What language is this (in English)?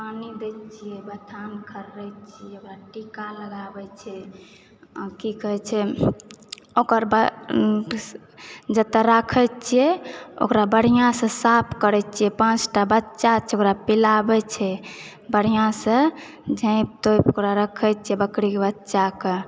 Maithili